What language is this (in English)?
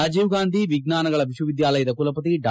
Kannada